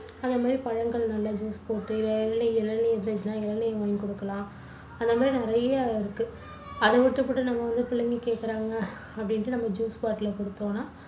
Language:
Tamil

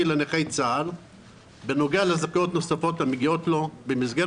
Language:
Hebrew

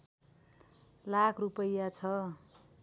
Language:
Nepali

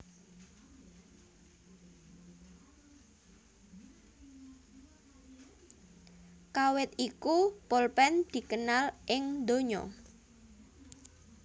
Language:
Javanese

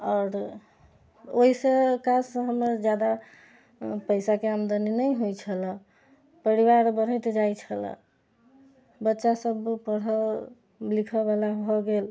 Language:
Maithili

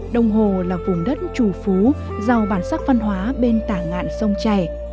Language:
Vietnamese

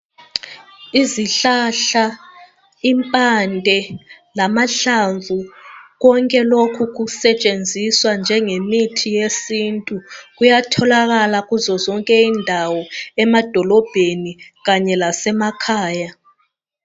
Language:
North Ndebele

